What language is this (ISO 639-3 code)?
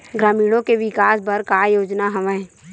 hne